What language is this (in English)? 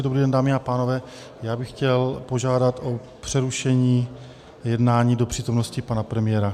Czech